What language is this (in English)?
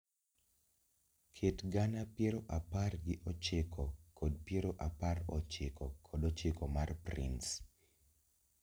Luo (Kenya and Tanzania)